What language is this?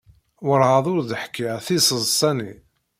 Kabyle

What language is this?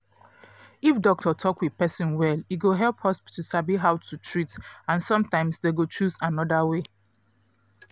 Nigerian Pidgin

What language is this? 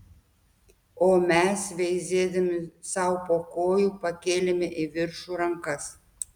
Lithuanian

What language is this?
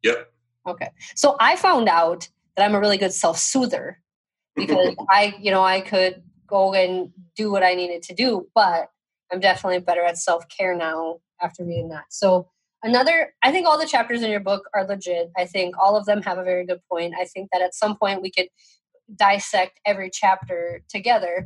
English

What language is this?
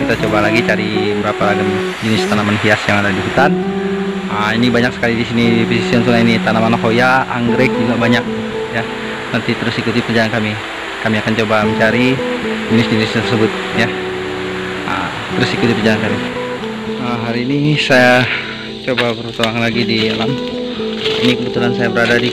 Indonesian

